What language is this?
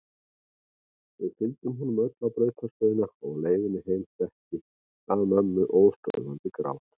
Icelandic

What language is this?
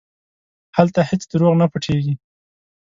Pashto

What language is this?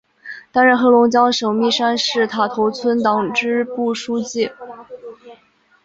Chinese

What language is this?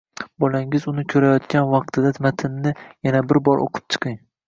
Uzbek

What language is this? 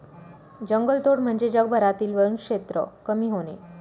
Marathi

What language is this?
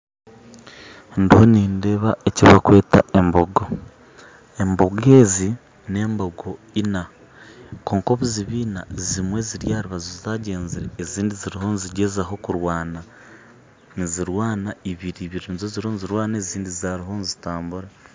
Nyankole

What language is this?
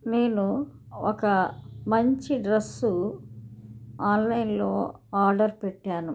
Telugu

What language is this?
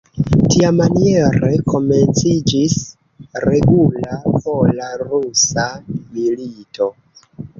Esperanto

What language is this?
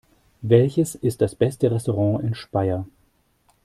German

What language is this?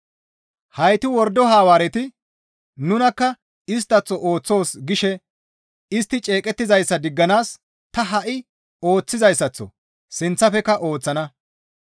Gamo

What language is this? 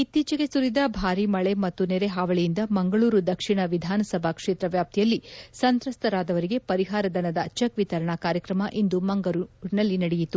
Kannada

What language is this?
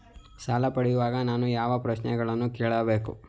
Kannada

